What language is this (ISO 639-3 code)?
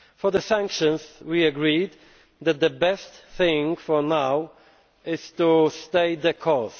eng